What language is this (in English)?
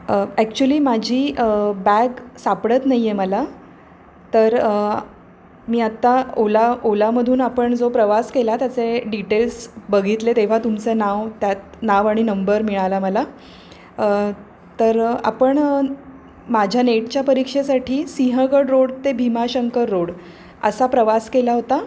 Marathi